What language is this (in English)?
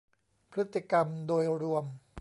Thai